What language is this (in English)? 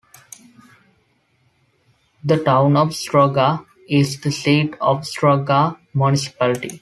English